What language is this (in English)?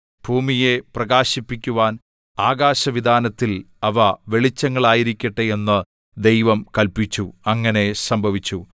Malayalam